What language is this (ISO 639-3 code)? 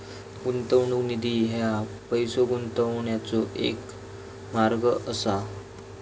mar